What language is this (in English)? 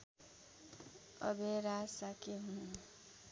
Nepali